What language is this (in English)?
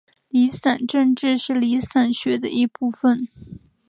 Chinese